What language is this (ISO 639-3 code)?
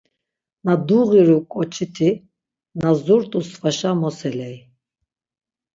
lzz